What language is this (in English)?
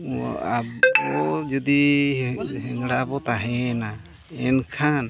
Santali